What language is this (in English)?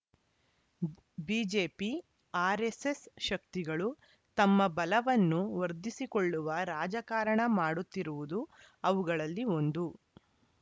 Kannada